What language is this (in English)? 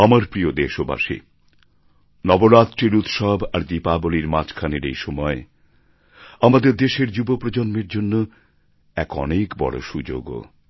Bangla